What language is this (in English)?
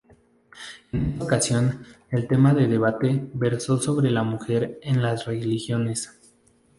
Spanish